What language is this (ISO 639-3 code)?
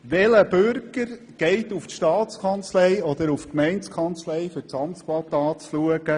gsw